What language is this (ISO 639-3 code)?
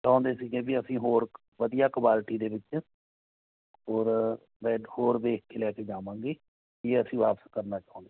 pan